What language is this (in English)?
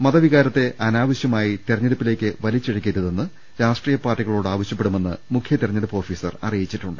Malayalam